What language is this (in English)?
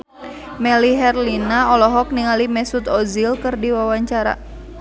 Sundanese